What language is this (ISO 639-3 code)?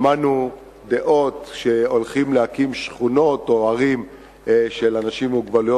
heb